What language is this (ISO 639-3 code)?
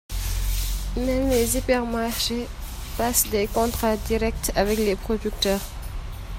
fra